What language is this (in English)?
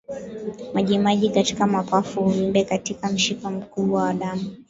Swahili